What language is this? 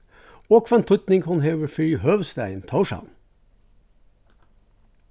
Faroese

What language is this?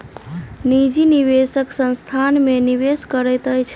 Maithili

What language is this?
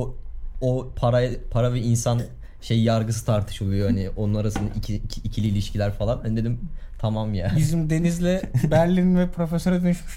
Turkish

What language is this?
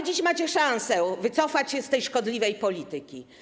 Polish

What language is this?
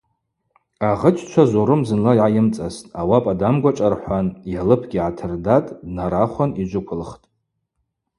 Abaza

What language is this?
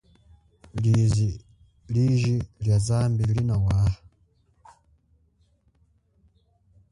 Chokwe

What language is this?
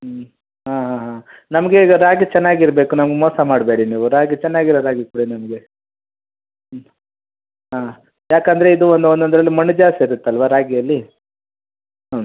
Kannada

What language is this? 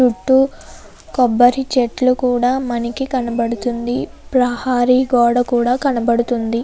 Telugu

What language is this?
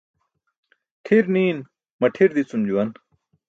Burushaski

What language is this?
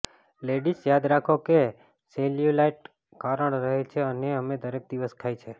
Gujarati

